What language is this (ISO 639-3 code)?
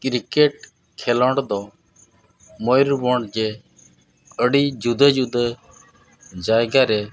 sat